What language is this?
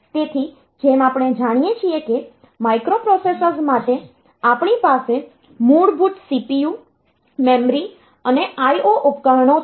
Gujarati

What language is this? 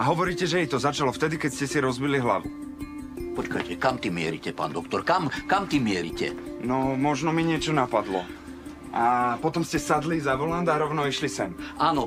Slovak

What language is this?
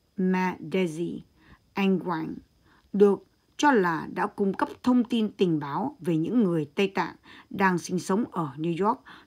Vietnamese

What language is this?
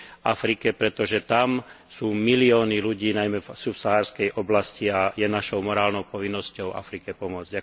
Slovak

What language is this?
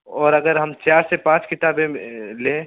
Urdu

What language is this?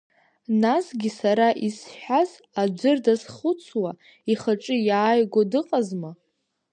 Abkhazian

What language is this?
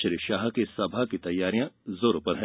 Hindi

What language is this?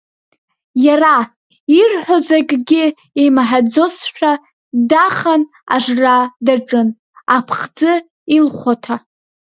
Abkhazian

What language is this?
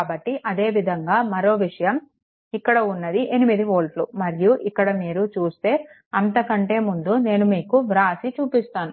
Telugu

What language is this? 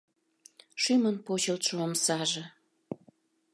Mari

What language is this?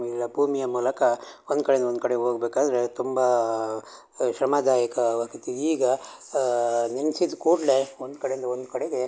Kannada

